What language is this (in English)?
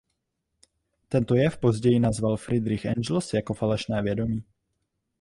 Czech